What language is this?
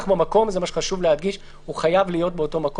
Hebrew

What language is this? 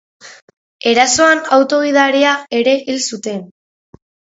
Basque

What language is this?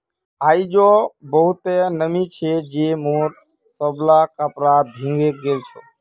Magahi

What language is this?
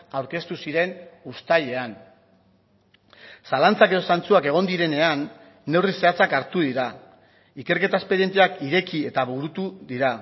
Basque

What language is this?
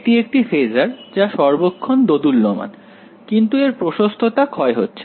Bangla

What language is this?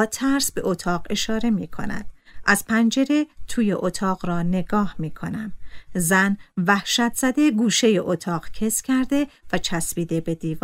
Persian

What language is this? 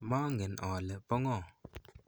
Kalenjin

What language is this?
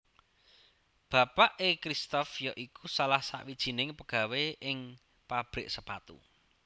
Javanese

